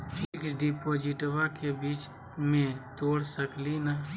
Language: Magahi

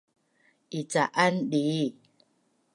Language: Bunun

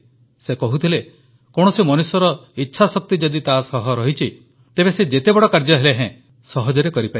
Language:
Odia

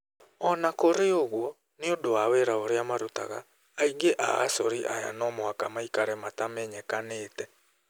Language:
Kikuyu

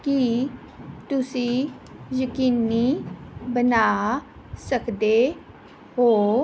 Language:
Punjabi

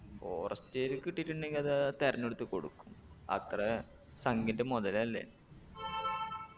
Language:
Malayalam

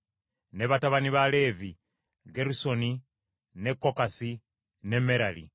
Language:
Ganda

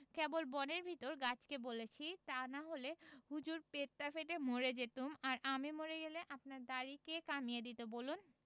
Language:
Bangla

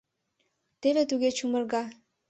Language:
Mari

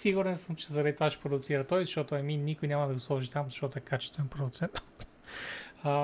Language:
Bulgarian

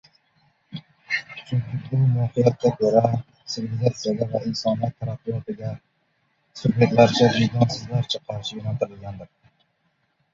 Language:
Uzbek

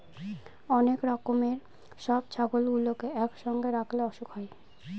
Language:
Bangla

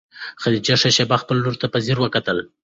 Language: Pashto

